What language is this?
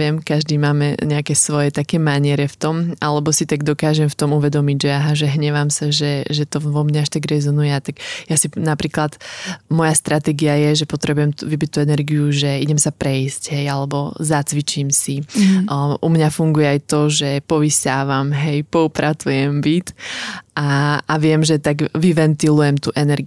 Slovak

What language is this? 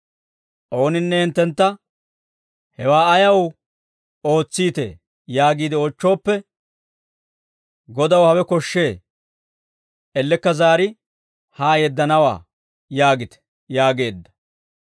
Dawro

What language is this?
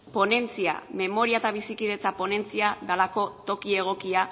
Basque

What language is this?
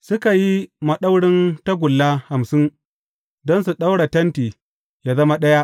Hausa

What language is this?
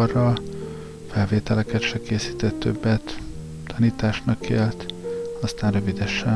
Hungarian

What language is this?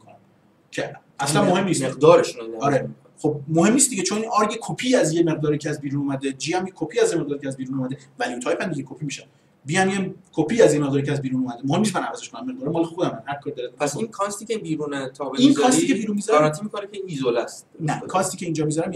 Persian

